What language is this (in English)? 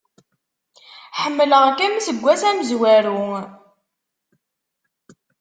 Kabyle